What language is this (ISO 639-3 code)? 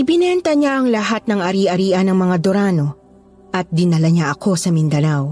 fil